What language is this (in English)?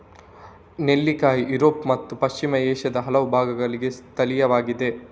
Kannada